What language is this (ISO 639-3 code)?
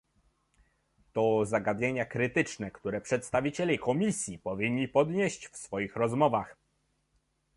pol